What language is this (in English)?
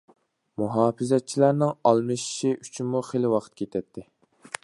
Uyghur